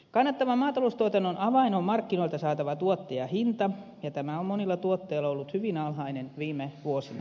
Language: Finnish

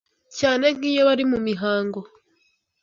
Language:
Kinyarwanda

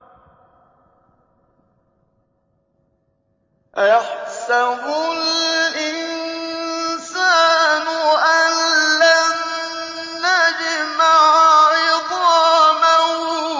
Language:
Arabic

